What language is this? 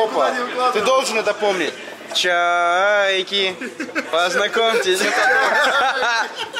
Russian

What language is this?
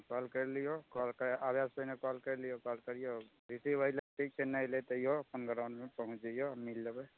Maithili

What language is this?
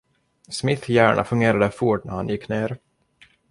Swedish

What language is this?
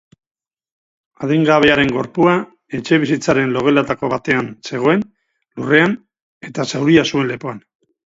Basque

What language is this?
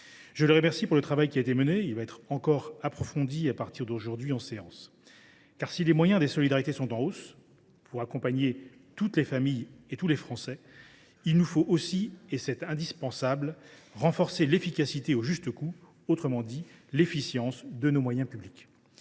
French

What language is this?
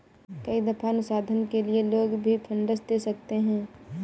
Hindi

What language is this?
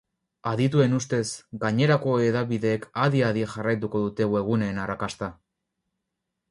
Basque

